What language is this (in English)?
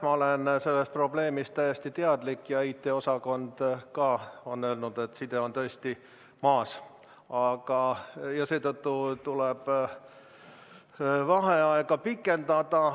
Estonian